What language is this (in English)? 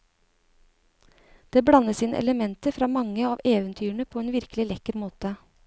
Norwegian